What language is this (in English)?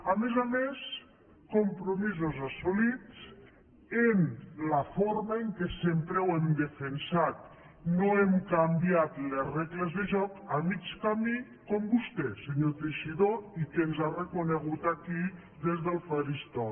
Catalan